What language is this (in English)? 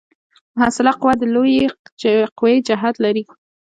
Pashto